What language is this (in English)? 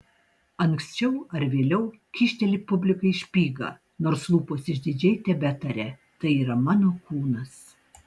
Lithuanian